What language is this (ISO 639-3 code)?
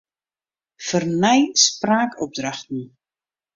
fry